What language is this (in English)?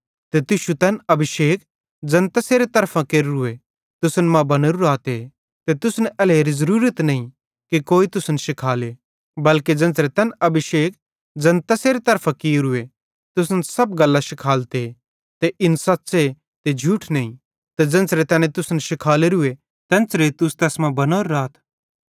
Bhadrawahi